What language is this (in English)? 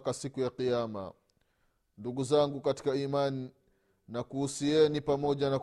Swahili